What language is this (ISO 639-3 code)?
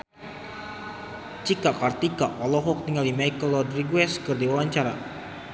sun